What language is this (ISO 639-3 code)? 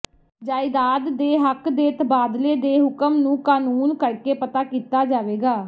pan